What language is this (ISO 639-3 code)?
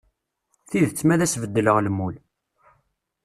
kab